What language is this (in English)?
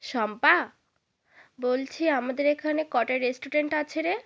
Bangla